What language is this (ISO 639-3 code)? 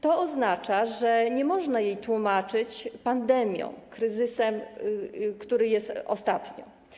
pol